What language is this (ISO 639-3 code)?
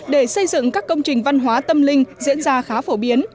vie